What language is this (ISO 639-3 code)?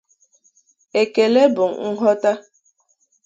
ibo